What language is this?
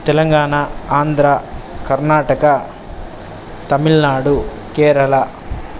Sanskrit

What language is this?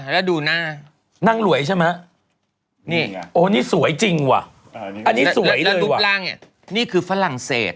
Thai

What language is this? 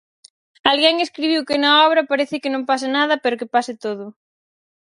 Galician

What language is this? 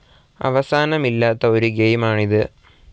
Malayalam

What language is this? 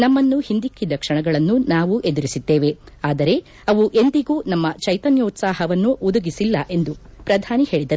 Kannada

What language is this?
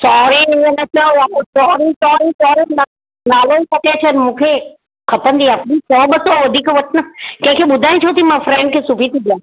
Sindhi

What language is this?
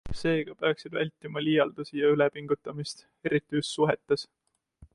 Estonian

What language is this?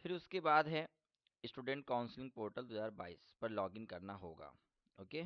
Hindi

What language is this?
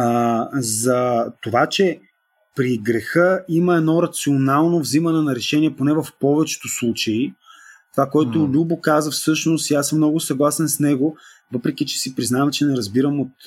Bulgarian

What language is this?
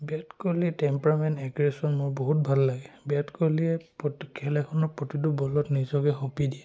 Assamese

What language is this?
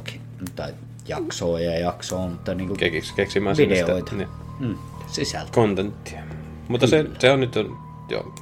Finnish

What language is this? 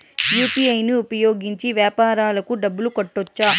Telugu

